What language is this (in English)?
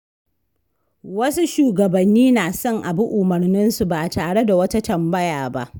Hausa